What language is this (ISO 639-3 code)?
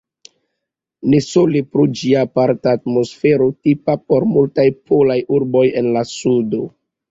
epo